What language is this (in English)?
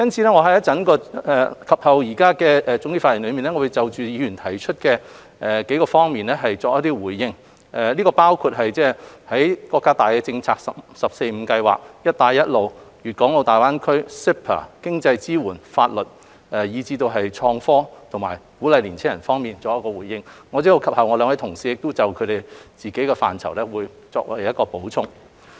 Cantonese